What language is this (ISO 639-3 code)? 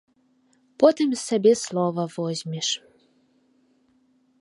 bel